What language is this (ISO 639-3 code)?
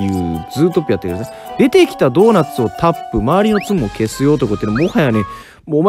jpn